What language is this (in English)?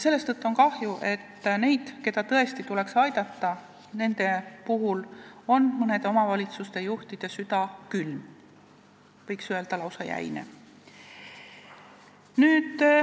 Estonian